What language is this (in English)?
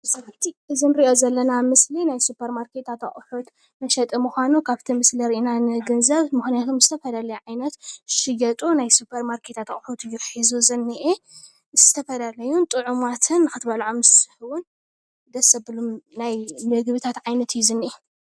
Tigrinya